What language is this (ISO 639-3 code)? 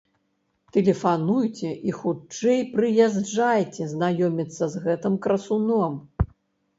bel